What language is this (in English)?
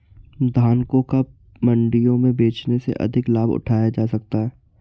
Hindi